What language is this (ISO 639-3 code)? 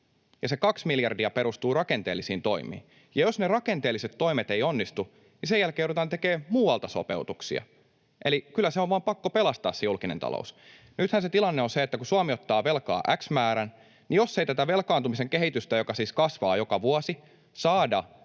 fin